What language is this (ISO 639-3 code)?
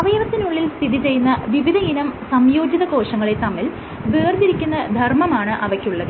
mal